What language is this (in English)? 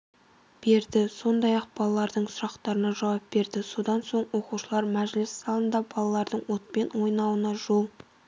Kazakh